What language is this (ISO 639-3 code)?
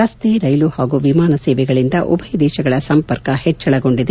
kan